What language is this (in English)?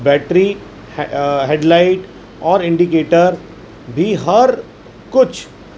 Urdu